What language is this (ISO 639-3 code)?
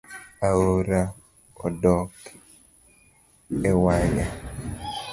luo